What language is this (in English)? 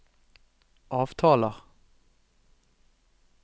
Norwegian